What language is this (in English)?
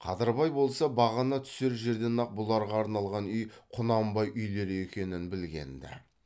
Kazakh